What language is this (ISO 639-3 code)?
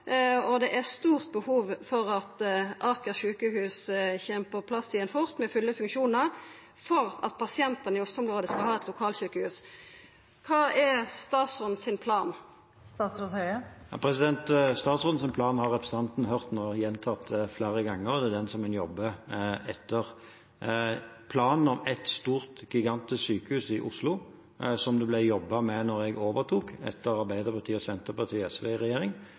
nor